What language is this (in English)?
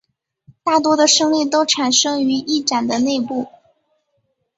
Chinese